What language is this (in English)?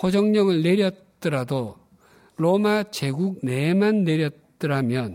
Korean